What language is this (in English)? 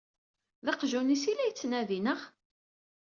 Kabyle